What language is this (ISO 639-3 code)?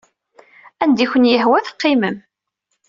kab